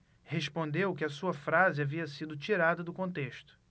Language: Portuguese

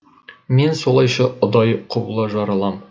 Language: Kazakh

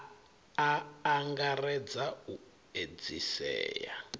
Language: Venda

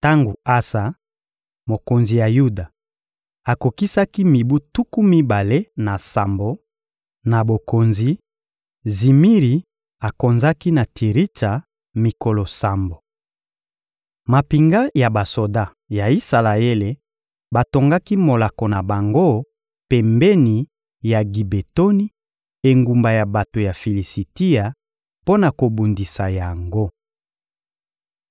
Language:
Lingala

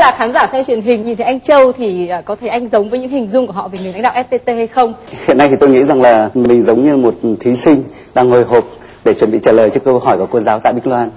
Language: Vietnamese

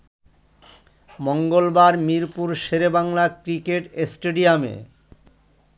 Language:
Bangla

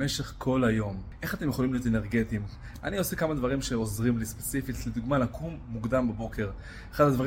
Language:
Hebrew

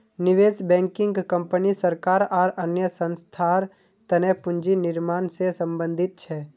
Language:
Magahi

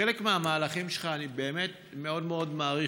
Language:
Hebrew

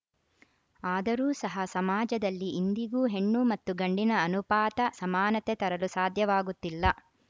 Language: Kannada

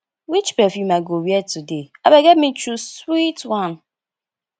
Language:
Nigerian Pidgin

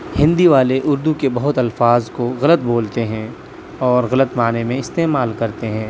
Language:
Urdu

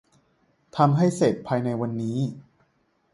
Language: Thai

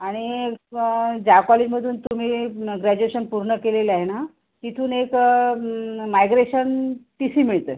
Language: Marathi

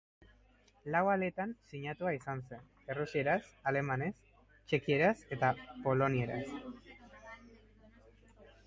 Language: Basque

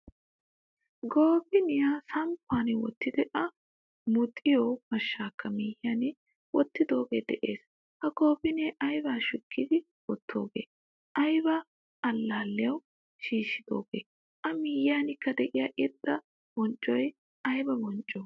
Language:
Wolaytta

